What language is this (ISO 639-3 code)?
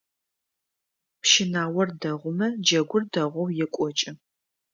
ady